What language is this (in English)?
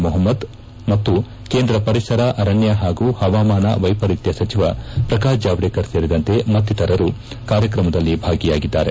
Kannada